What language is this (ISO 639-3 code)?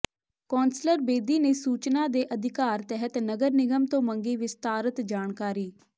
pan